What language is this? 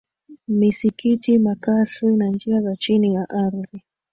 Swahili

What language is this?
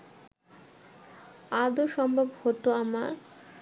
Bangla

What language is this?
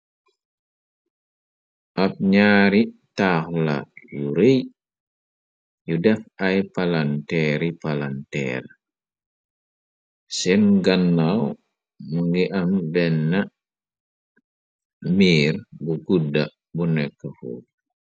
Wolof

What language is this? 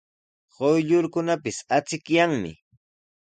Sihuas Ancash Quechua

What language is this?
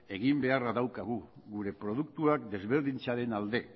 Basque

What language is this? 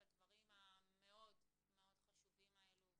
Hebrew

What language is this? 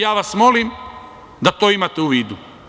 Serbian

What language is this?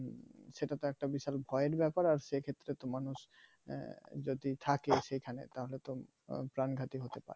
Bangla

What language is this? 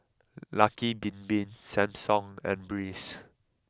English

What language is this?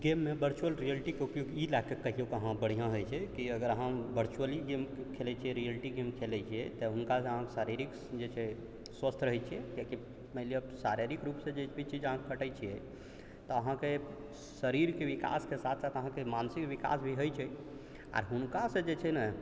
Maithili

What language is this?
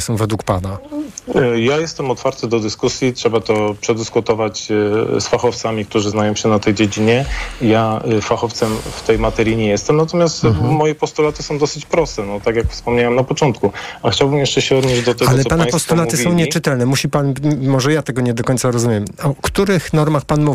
Polish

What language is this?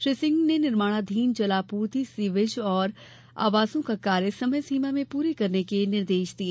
Hindi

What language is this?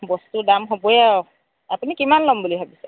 Assamese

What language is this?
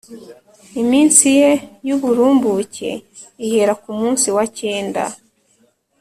Kinyarwanda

